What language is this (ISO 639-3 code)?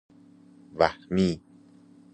fas